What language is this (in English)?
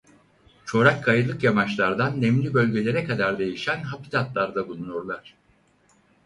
Turkish